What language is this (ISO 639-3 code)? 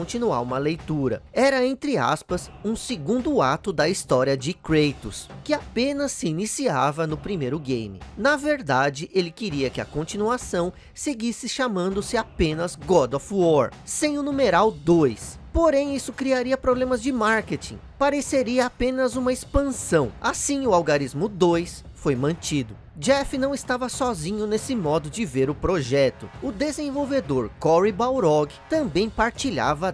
por